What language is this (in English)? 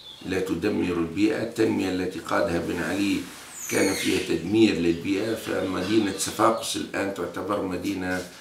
Arabic